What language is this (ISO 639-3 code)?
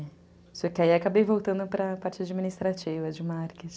por